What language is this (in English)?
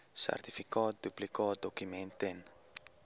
Afrikaans